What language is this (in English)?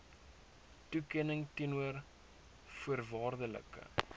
Afrikaans